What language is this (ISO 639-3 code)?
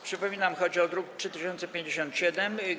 pol